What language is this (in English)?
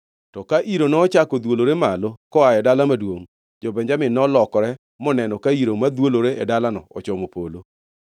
Luo (Kenya and Tanzania)